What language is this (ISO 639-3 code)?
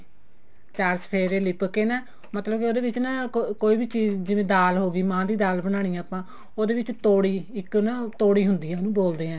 pan